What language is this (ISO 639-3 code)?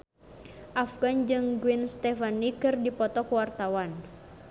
sun